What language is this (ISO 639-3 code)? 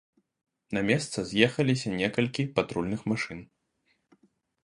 bel